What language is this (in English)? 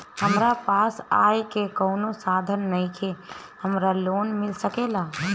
Bhojpuri